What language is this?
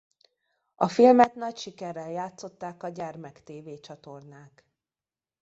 Hungarian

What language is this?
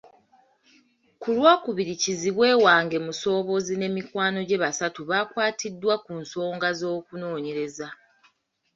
Ganda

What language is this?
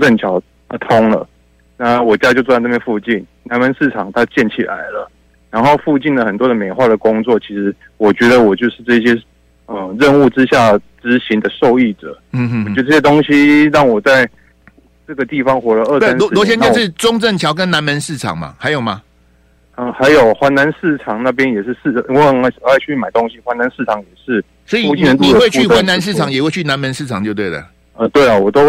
Chinese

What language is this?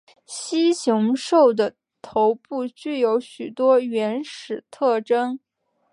Chinese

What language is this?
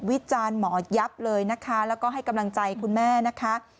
Thai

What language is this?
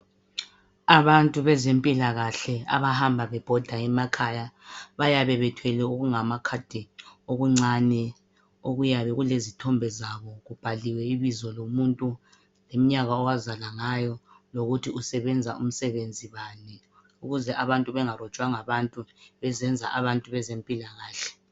North Ndebele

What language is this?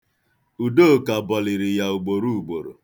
Igbo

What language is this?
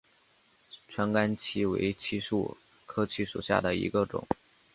Chinese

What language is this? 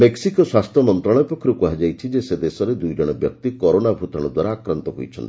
Odia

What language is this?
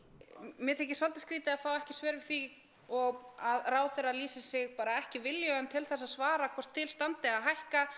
Icelandic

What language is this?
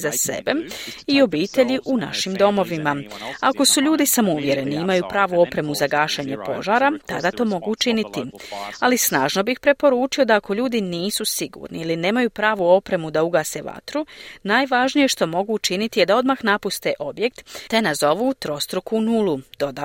Croatian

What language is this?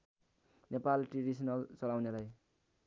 Nepali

